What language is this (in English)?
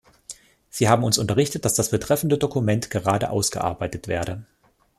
German